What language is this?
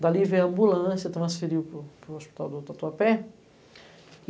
Portuguese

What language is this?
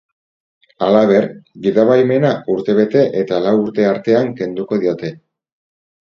Basque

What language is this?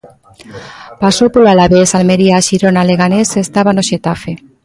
Galician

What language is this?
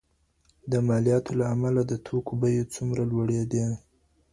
Pashto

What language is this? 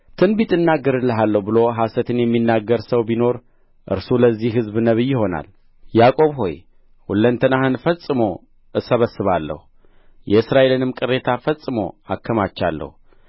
Amharic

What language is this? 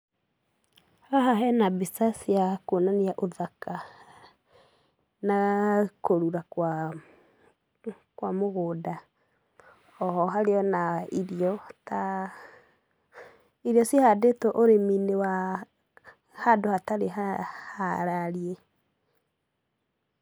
Kikuyu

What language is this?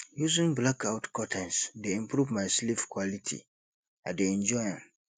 Nigerian Pidgin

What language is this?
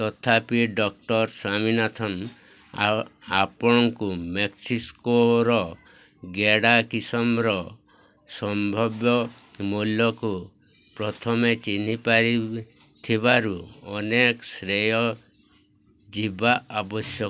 Odia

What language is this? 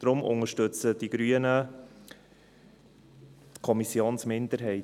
Swiss German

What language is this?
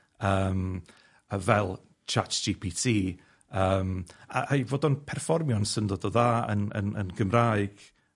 Welsh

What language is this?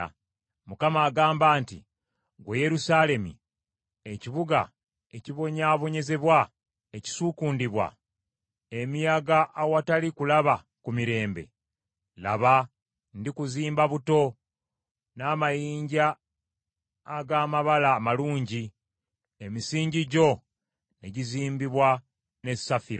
Ganda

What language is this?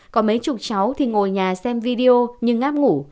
Vietnamese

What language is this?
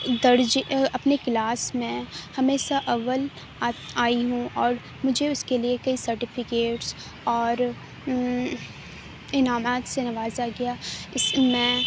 Urdu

